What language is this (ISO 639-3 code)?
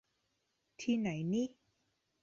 tha